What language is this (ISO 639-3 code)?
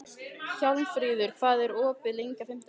isl